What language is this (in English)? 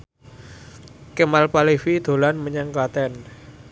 Javanese